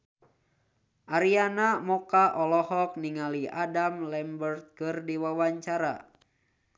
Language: Sundanese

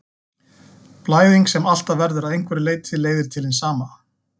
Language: Icelandic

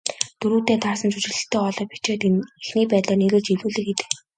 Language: Mongolian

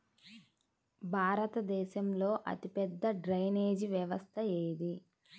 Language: Telugu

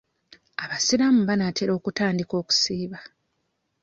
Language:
Ganda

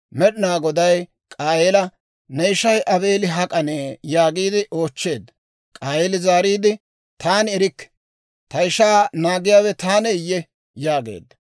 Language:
Dawro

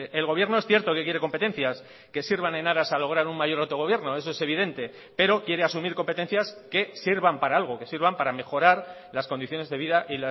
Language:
Spanish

